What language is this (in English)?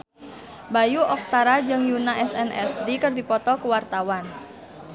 Sundanese